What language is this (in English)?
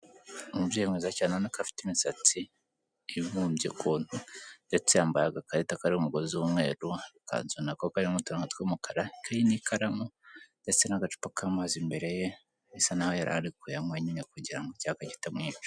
Kinyarwanda